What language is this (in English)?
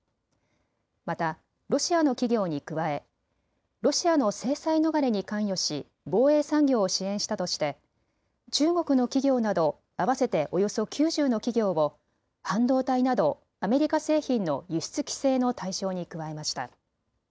Japanese